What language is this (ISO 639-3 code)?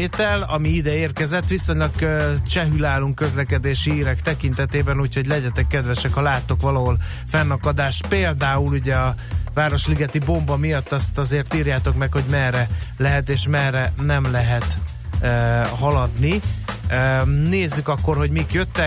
hun